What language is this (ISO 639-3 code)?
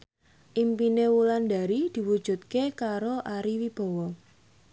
jav